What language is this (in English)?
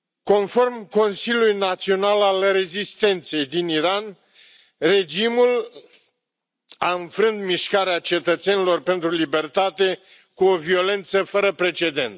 Romanian